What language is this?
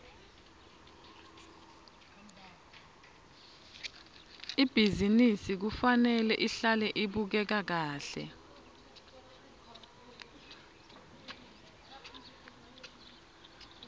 Swati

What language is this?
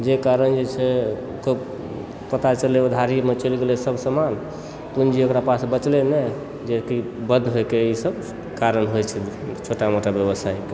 Maithili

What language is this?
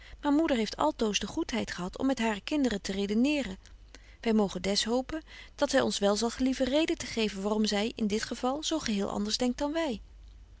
Dutch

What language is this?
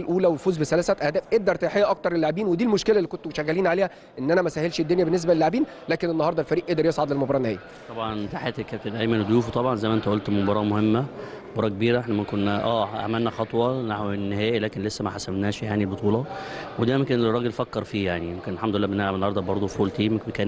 Arabic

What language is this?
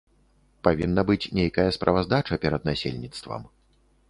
Belarusian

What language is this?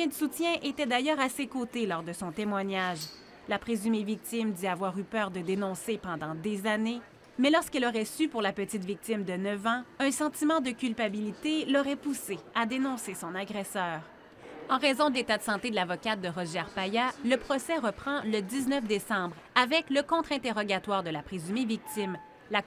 French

